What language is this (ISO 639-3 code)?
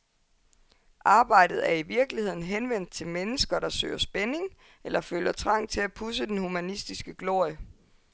dan